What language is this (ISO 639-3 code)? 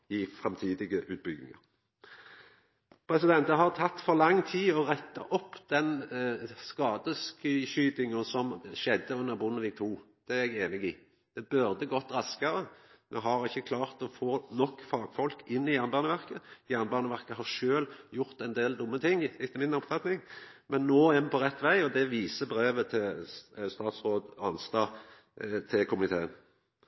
nno